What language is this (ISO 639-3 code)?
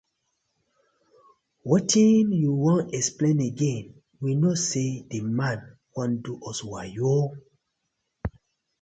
pcm